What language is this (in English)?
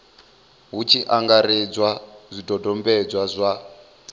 Venda